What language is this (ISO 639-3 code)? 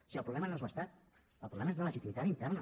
cat